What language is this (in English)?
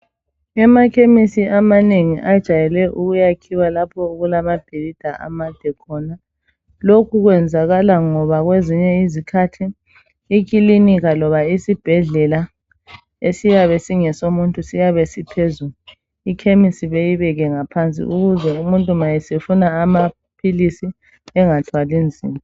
North Ndebele